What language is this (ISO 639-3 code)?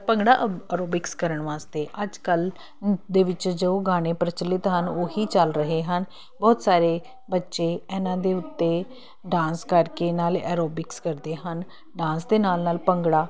pan